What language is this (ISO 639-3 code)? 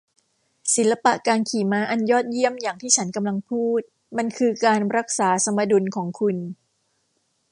tha